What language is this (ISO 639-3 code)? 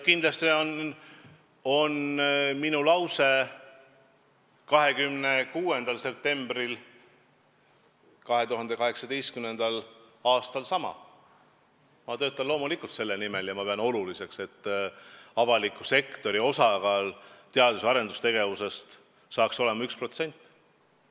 est